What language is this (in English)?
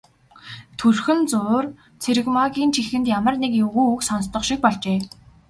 Mongolian